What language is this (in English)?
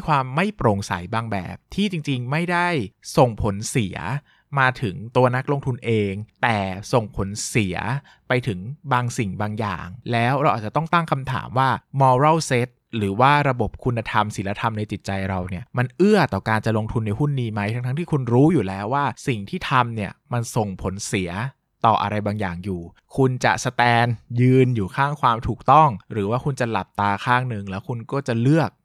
Thai